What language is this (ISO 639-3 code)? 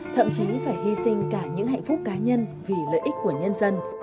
vie